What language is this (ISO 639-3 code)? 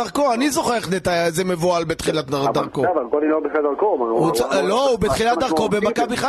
heb